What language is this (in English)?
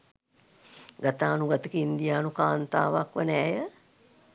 Sinhala